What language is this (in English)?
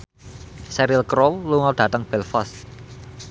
Javanese